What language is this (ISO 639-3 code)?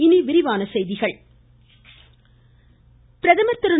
tam